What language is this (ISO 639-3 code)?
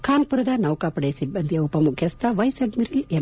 kan